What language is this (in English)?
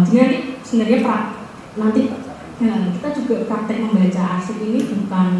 Indonesian